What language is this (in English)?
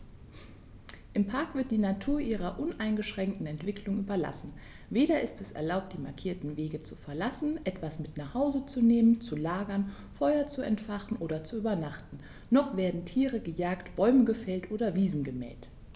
German